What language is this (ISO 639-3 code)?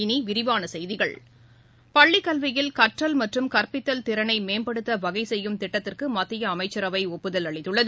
tam